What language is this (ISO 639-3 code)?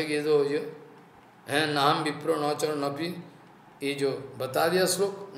hin